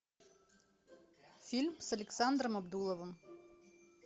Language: Russian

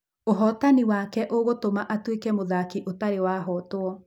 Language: Kikuyu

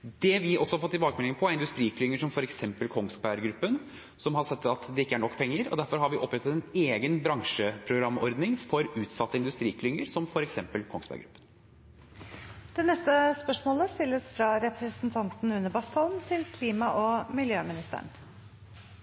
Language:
Norwegian Bokmål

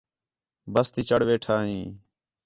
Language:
Khetrani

